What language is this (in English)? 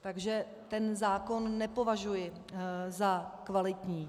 Czech